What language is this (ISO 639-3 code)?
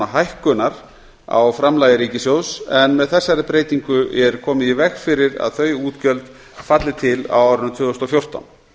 isl